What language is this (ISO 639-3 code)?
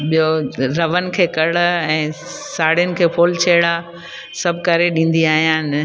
snd